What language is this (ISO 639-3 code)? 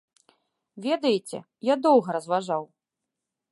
bel